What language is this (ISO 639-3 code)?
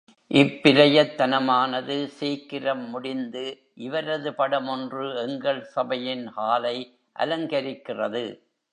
tam